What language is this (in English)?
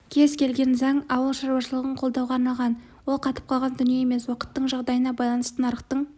Kazakh